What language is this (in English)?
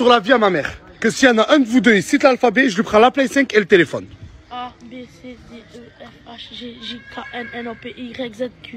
French